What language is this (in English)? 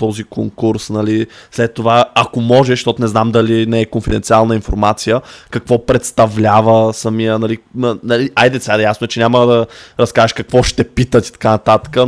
Bulgarian